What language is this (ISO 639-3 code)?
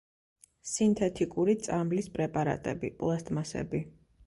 kat